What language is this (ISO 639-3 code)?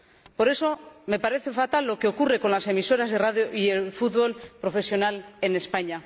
spa